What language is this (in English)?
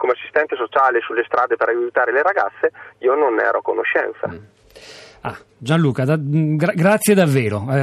Italian